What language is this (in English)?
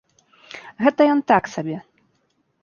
Belarusian